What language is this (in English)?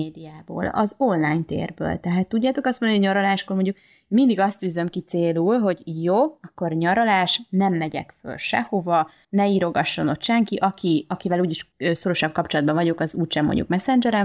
Hungarian